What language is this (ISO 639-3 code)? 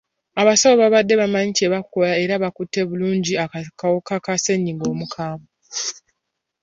lug